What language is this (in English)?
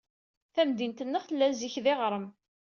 Kabyle